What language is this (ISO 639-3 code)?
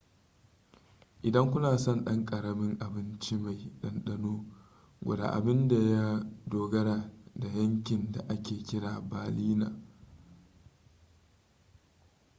hau